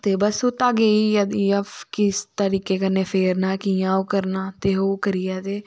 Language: Dogri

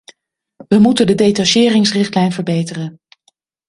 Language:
Dutch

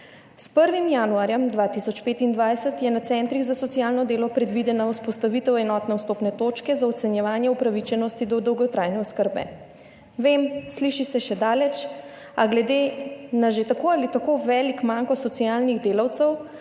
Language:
Slovenian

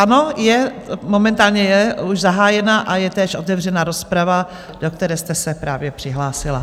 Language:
Czech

